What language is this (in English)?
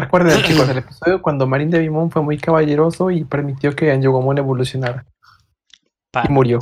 Spanish